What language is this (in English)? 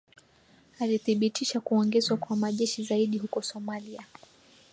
Swahili